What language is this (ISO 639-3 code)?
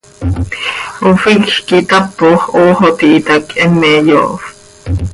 sei